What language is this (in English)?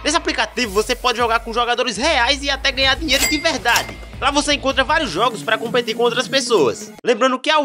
Portuguese